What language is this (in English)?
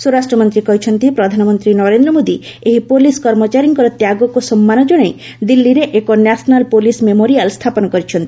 Odia